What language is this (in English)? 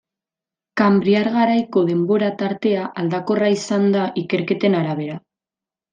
Basque